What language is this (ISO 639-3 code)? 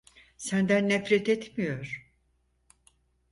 tur